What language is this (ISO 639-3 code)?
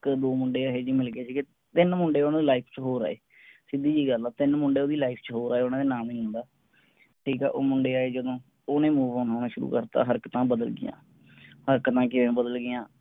pan